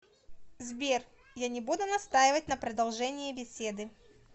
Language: Russian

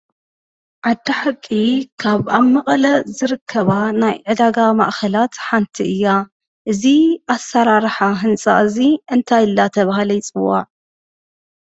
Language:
Tigrinya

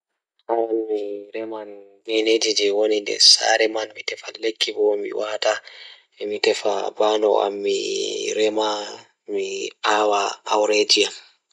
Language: Fula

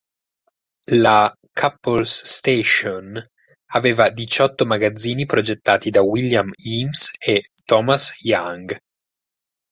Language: Italian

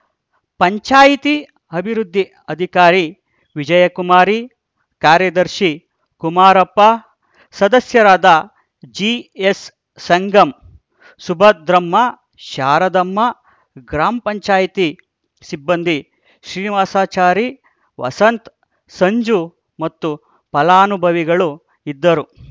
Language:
Kannada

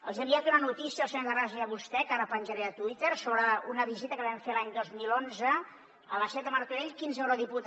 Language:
Catalan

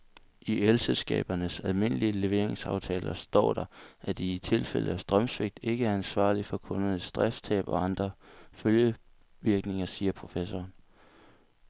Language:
Danish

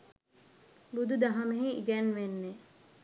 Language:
Sinhala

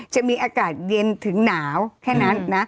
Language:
Thai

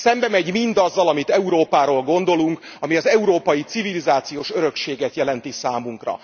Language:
Hungarian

